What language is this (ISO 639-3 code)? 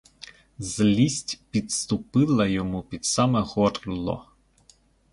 ukr